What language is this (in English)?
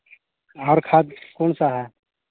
Hindi